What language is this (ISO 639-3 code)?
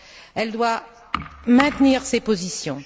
fra